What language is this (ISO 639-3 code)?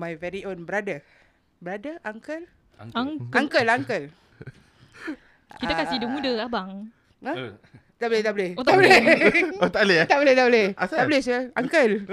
msa